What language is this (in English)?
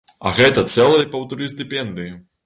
Belarusian